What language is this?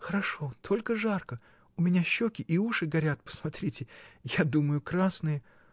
Russian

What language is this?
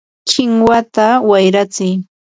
Yanahuanca Pasco Quechua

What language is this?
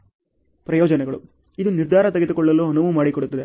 Kannada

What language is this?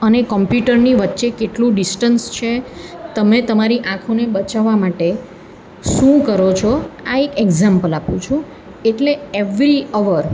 Gujarati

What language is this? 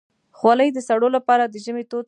Pashto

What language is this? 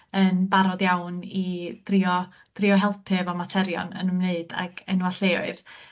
Welsh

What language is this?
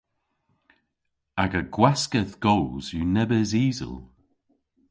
Cornish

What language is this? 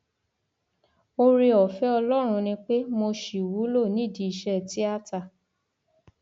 Yoruba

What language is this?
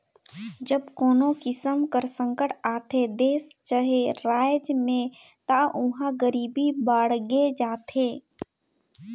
Chhattisgarhi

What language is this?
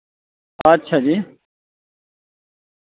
Dogri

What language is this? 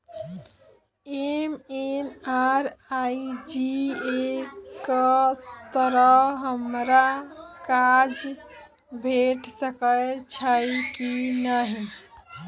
Maithili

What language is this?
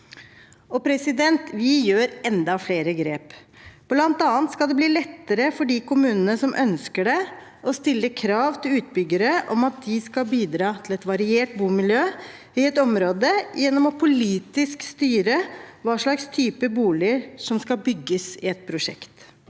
Norwegian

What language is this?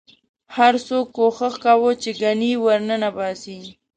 Pashto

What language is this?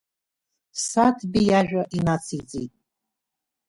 Abkhazian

